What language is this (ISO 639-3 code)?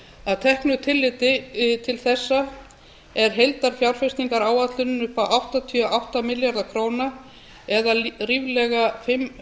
isl